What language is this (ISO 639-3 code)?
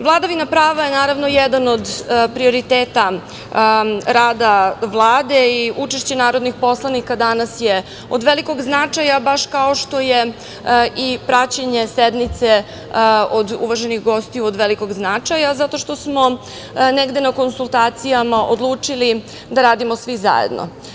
srp